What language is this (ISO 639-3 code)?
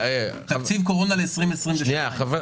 heb